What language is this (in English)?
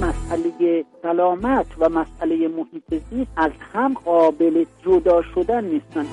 Persian